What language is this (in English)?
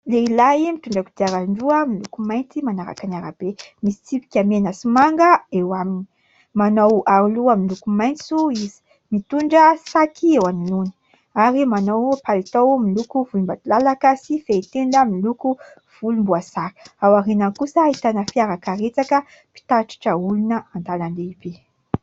Malagasy